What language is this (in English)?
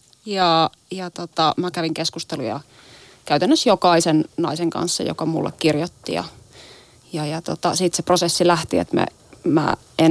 Finnish